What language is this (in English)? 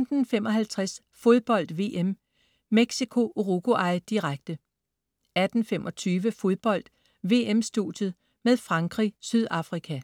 Danish